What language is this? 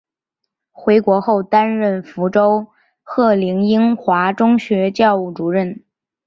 Chinese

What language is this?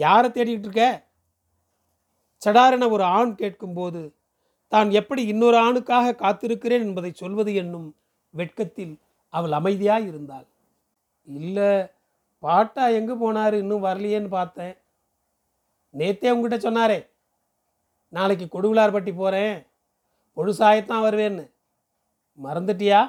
Tamil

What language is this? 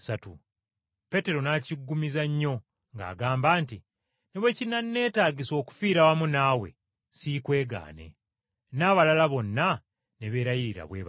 Ganda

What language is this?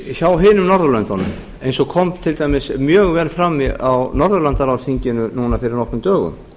Icelandic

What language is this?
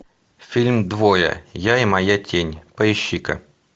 Russian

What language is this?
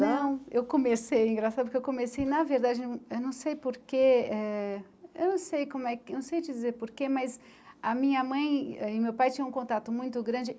Portuguese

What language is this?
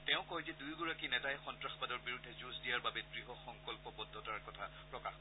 Assamese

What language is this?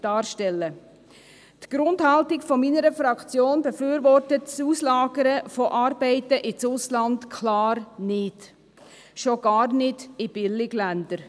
Swiss German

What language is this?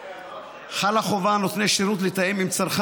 Hebrew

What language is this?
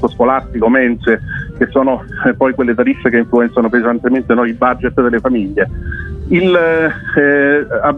Italian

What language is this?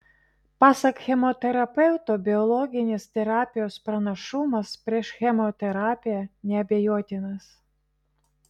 Lithuanian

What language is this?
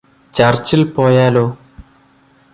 Malayalam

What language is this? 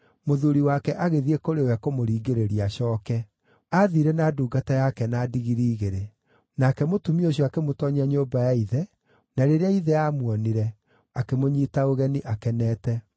Kikuyu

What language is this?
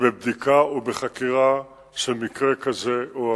Hebrew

